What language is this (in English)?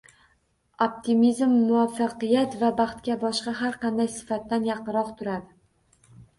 Uzbek